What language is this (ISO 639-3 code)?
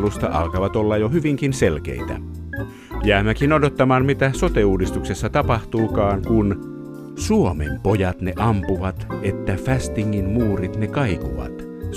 fin